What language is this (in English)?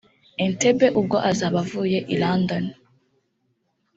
Kinyarwanda